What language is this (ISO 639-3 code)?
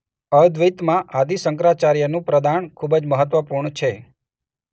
guj